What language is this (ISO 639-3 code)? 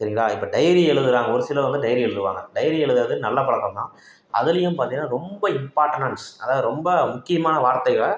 tam